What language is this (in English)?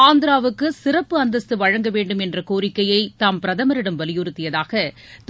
Tamil